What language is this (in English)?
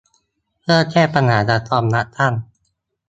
Thai